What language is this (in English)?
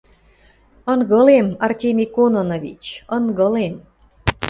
Western Mari